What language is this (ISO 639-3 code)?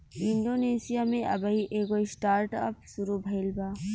bho